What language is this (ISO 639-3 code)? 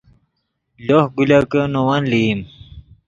ydg